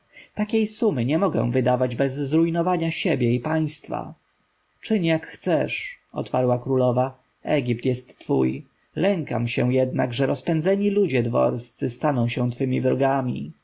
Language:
Polish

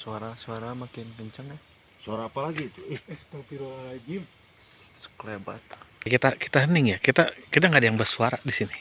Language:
Indonesian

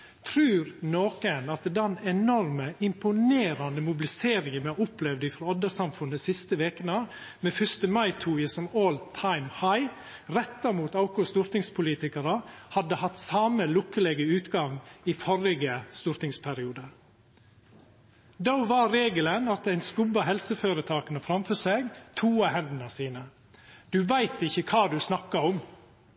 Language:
Norwegian Nynorsk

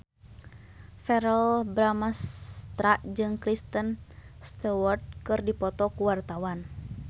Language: Sundanese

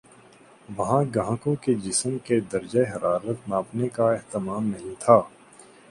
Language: Urdu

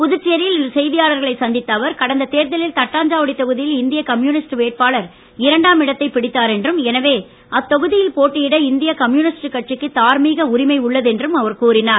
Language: Tamil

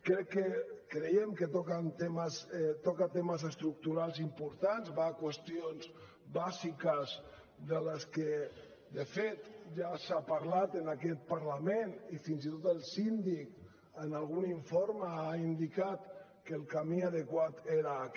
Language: Catalan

